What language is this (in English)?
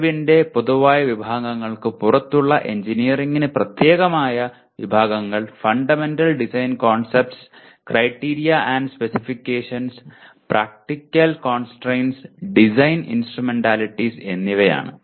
Malayalam